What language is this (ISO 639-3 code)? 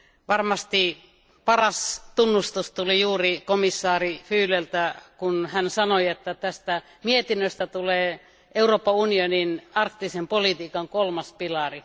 fin